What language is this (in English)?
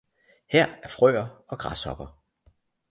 Danish